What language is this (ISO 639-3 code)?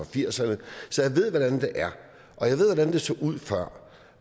dan